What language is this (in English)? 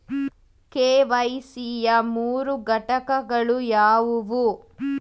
Kannada